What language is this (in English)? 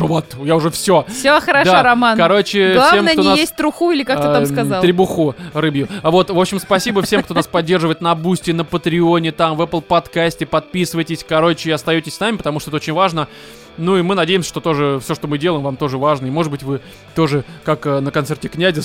Russian